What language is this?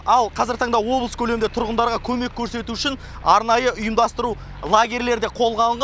Kazakh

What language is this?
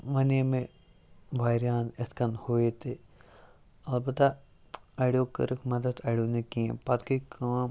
Kashmiri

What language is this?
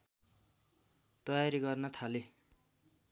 Nepali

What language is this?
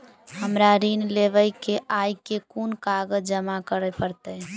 Maithili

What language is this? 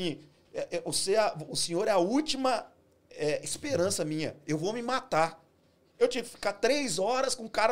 Portuguese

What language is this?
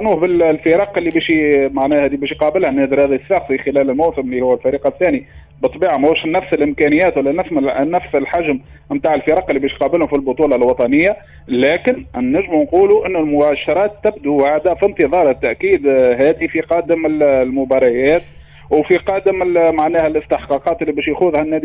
Arabic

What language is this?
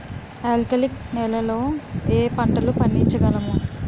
Telugu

